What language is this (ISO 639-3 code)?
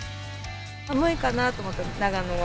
jpn